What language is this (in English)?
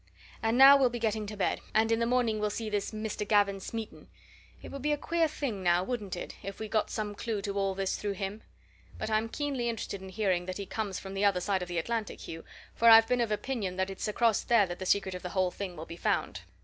English